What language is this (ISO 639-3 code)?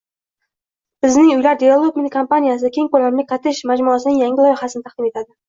uzb